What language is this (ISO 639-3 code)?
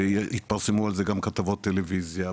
heb